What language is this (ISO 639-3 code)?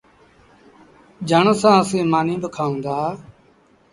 sbn